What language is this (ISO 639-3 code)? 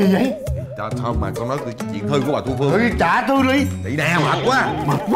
vie